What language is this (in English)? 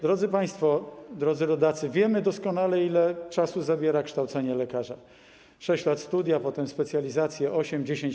Polish